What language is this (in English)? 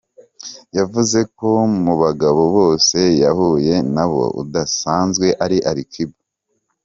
Kinyarwanda